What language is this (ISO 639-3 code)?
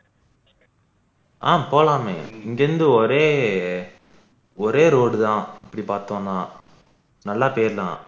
tam